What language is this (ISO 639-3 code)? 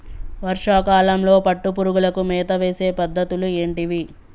tel